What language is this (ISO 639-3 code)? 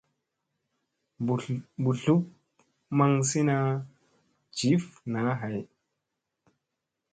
mse